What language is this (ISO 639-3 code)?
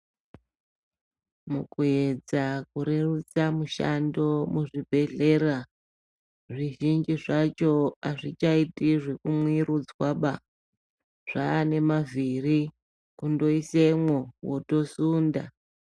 ndc